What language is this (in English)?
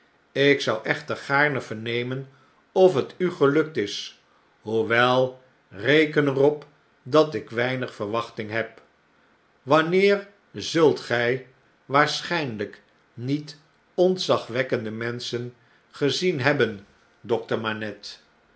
Dutch